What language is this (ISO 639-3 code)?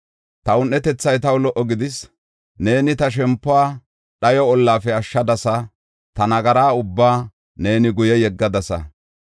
gof